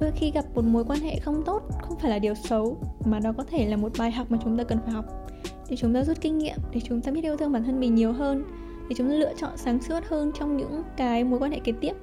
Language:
Vietnamese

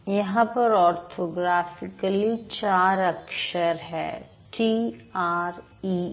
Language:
Hindi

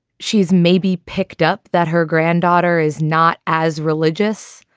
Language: English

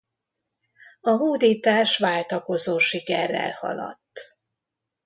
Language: Hungarian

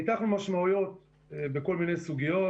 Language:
Hebrew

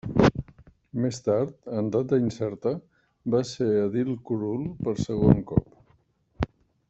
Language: Catalan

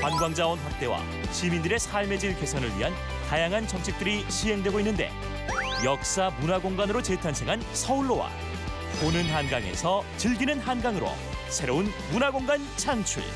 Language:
Korean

